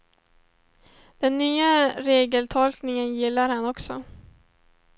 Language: Swedish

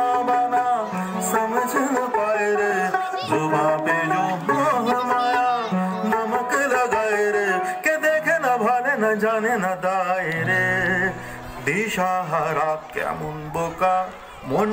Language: Arabic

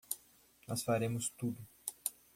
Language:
Portuguese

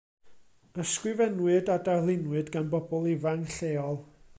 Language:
Welsh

